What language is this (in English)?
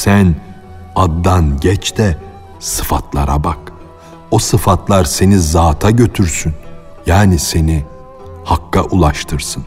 Turkish